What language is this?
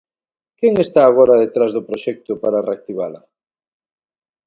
Galician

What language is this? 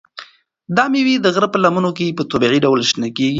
Pashto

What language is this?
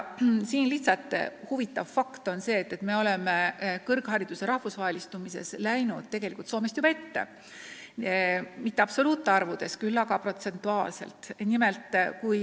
Estonian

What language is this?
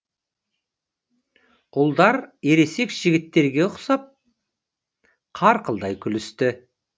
Kazakh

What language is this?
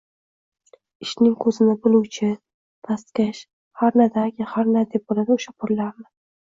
Uzbek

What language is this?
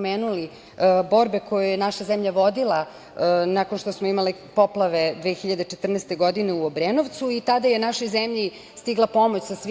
Serbian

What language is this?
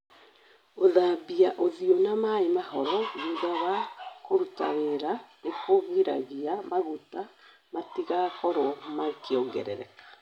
Kikuyu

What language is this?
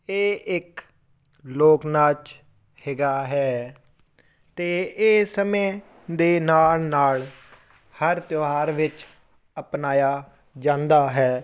Punjabi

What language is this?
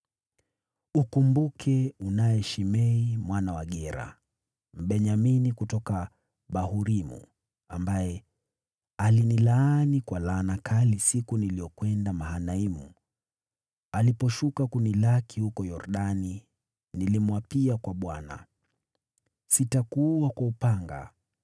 Swahili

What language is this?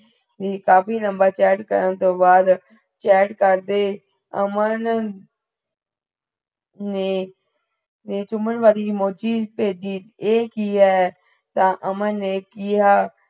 Punjabi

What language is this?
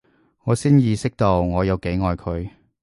Cantonese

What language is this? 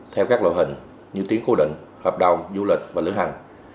Vietnamese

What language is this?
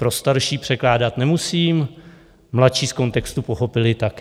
Czech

